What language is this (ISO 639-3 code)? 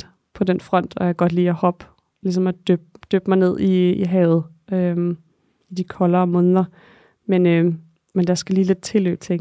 dan